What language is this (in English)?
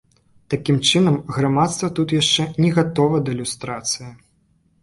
Belarusian